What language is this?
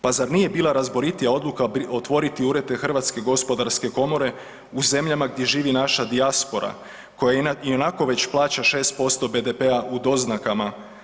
Croatian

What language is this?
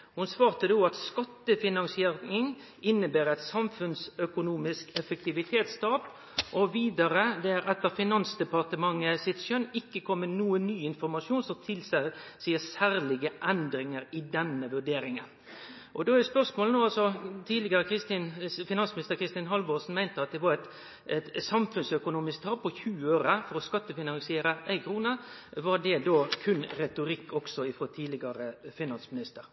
Norwegian Nynorsk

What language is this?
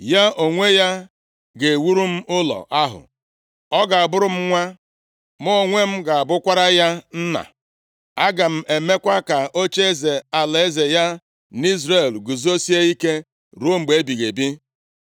Igbo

